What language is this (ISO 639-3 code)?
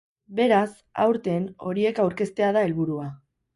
eus